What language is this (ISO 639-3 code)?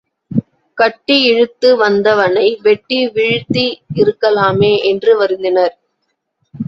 tam